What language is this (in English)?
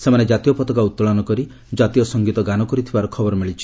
Odia